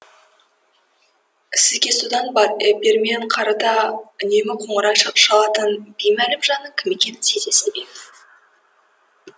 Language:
Kazakh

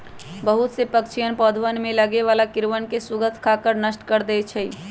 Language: Magahi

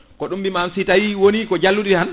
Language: Fula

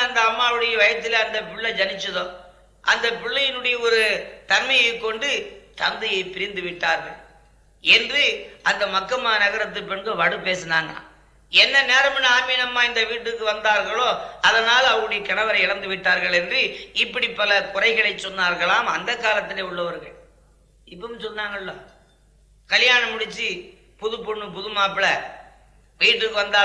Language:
Tamil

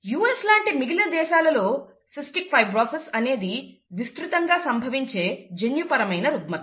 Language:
Telugu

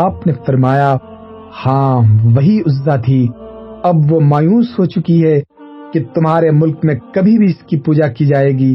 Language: Urdu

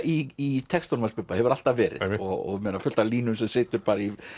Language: Icelandic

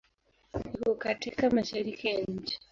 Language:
Swahili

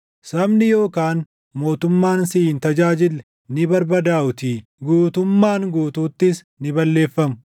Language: Oromo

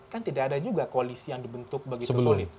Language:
Indonesian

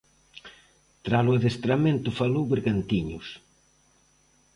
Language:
Galician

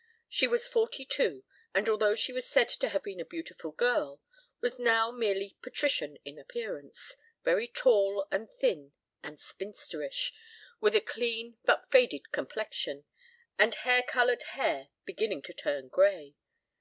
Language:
English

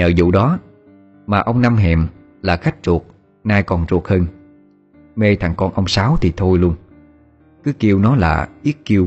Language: Vietnamese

